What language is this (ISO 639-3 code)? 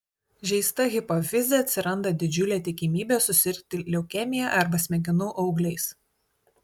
lit